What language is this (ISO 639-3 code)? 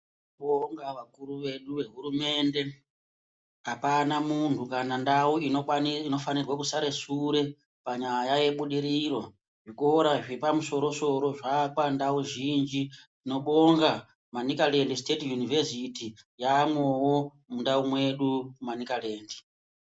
ndc